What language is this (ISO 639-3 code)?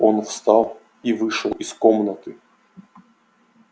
rus